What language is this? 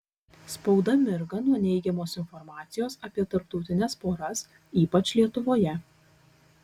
Lithuanian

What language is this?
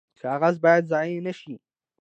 Pashto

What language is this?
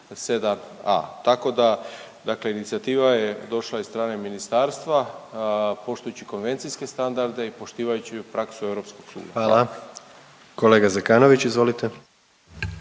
Croatian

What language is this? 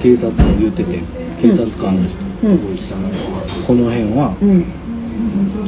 Japanese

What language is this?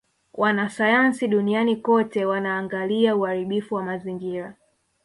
Swahili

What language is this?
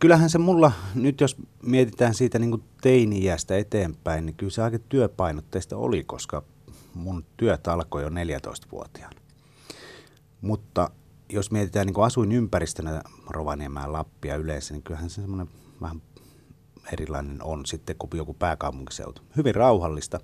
Finnish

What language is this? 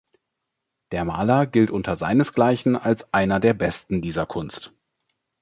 German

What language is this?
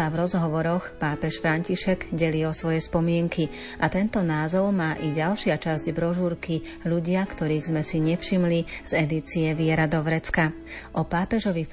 Slovak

